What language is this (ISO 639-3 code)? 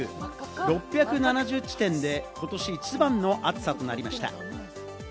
jpn